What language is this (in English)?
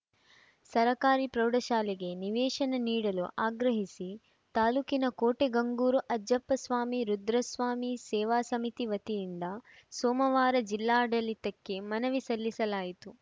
Kannada